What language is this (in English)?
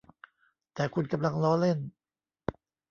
Thai